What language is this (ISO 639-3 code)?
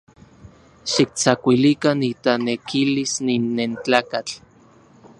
ncx